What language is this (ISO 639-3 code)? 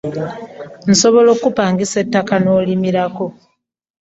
lug